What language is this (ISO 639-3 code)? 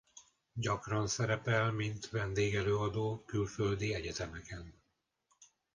hun